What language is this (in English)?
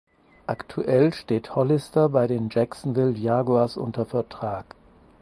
German